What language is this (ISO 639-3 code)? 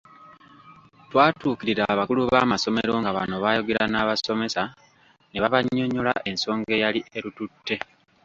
lug